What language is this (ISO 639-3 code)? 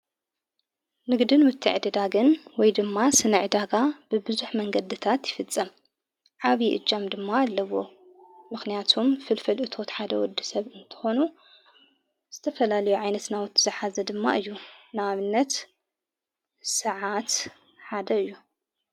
tir